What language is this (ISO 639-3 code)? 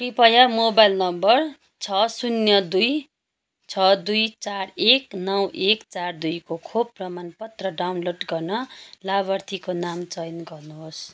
nep